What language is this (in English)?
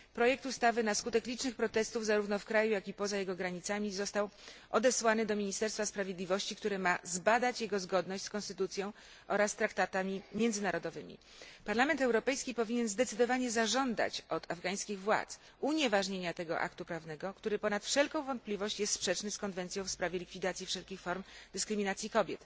Polish